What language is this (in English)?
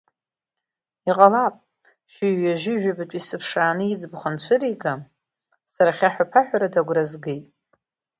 Abkhazian